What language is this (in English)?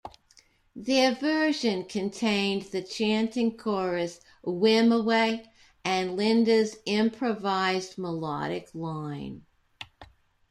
English